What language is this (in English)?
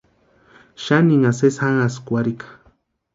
Western Highland Purepecha